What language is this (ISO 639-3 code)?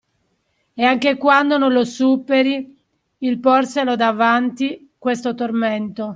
ita